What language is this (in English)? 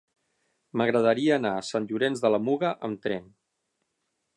Catalan